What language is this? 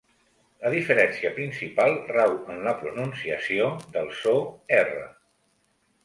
Catalan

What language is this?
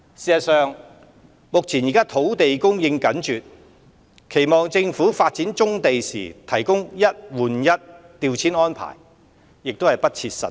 Cantonese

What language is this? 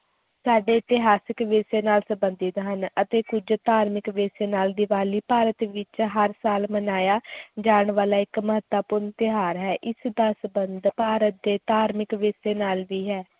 Punjabi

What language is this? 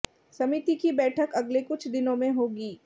Hindi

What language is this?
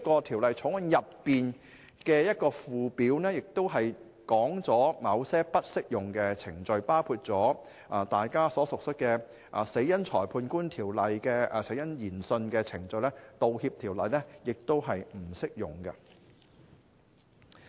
Cantonese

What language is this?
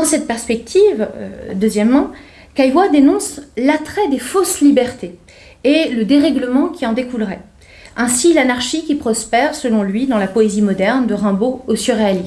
French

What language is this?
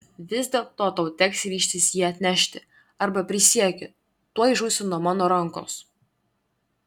Lithuanian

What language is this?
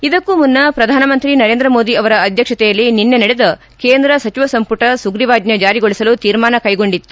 Kannada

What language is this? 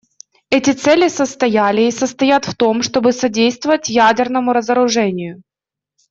Russian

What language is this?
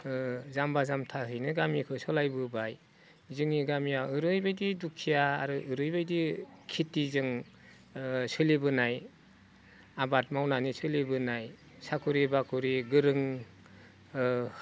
Bodo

